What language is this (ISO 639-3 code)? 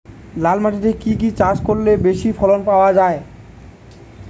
ben